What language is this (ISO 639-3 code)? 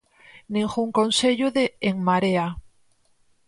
glg